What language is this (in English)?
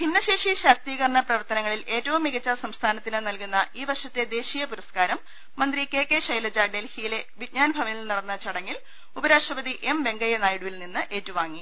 Malayalam